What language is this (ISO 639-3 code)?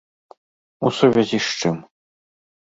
bel